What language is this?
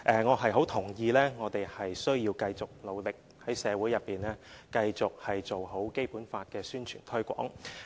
Cantonese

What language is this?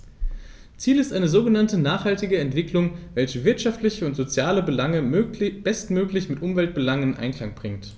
German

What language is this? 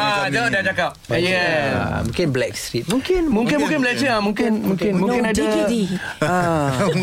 Malay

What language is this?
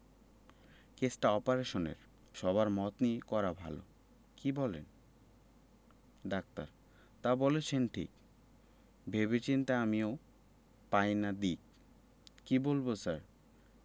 Bangla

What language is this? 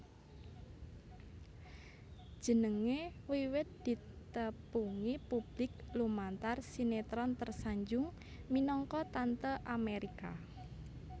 Javanese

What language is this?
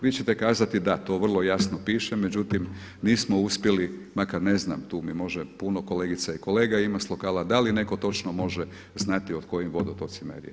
Croatian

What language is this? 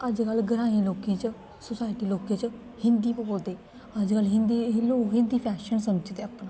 Dogri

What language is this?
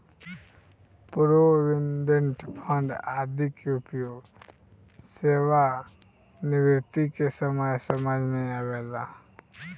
Bhojpuri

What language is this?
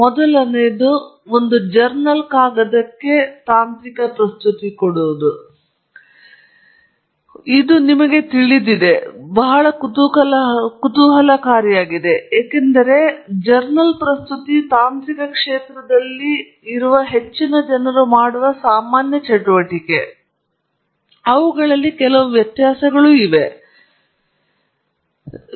Kannada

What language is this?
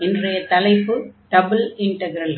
Tamil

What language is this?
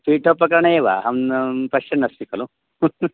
Sanskrit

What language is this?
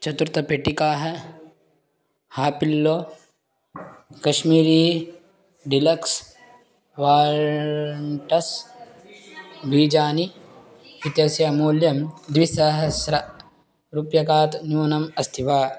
Sanskrit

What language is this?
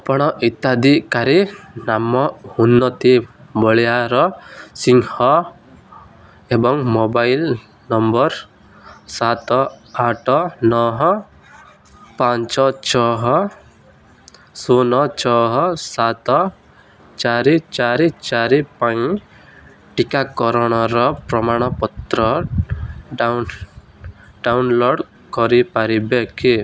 Odia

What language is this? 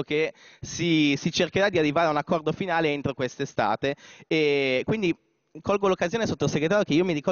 Italian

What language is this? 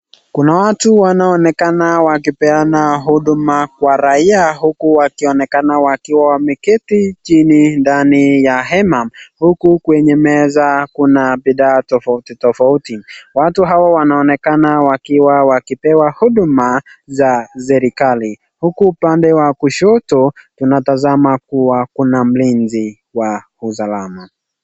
Swahili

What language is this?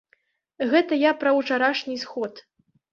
Belarusian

